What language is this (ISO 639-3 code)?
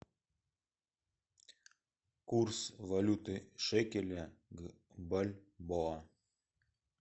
rus